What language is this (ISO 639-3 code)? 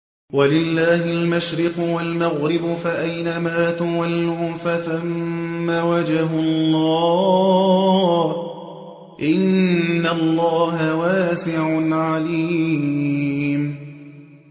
ara